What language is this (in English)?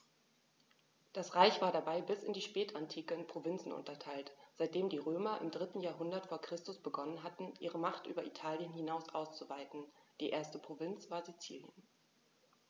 German